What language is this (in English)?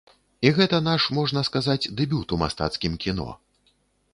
Belarusian